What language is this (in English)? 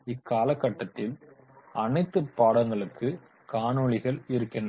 Tamil